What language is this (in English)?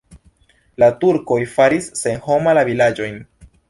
Esperanto